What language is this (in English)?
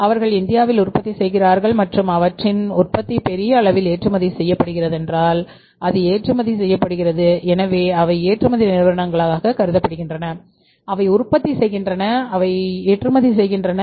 Tamil